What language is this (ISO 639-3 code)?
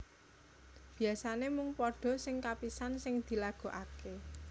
jav